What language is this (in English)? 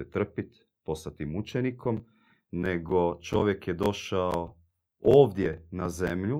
Croatian